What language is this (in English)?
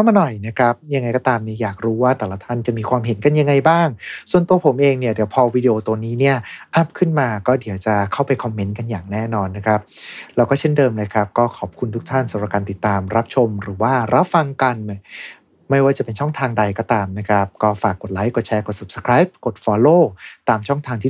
Thai